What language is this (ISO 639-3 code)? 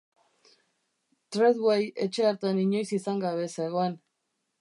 eus